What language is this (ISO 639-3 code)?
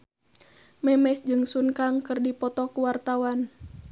sun